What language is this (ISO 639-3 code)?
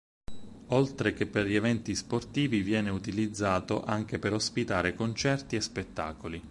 ita